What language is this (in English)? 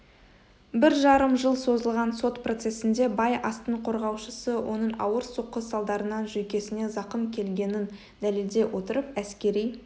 Kazakh